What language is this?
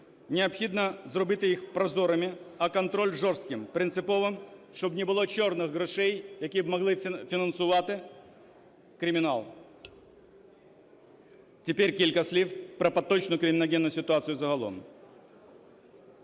Ukrainian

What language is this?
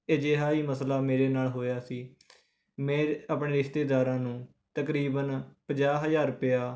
Punjabi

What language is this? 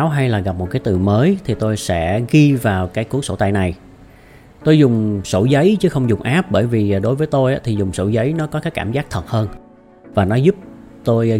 Vietnamese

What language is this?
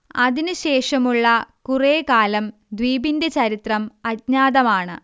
Malayalam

